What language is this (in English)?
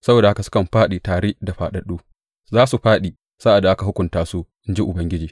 Hausa